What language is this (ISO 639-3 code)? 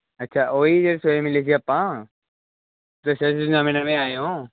pan